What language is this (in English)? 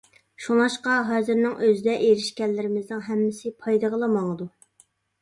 Uyghur